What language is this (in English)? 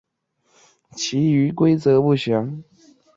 Chinese